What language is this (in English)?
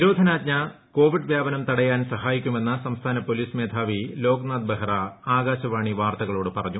Malayalam